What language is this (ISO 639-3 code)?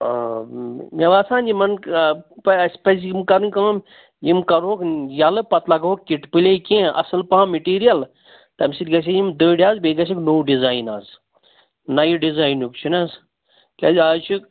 kas